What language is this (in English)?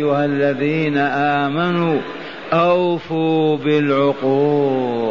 Arabic